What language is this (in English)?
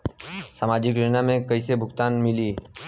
Bhojpuri